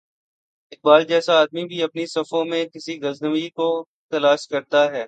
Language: Urdu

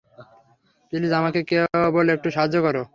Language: Bangla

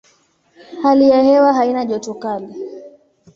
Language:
Swahili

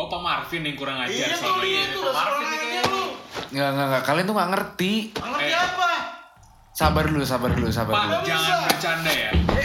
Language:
Indonesian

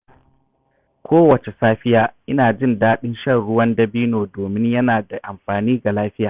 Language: Hausa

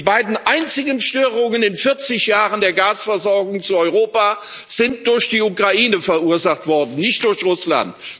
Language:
German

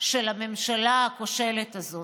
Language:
Hebrew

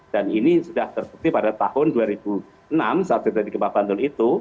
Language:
Indonesian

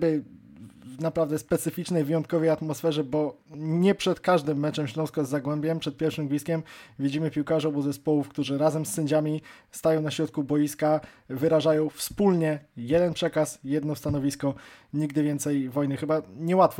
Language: Polish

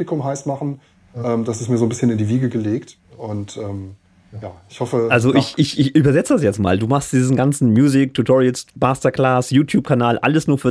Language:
German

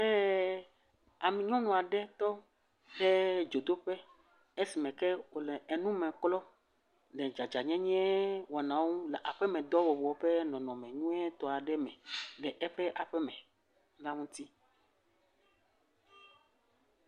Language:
Ewe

